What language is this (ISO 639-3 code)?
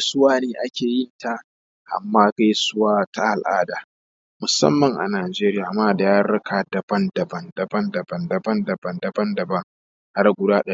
hau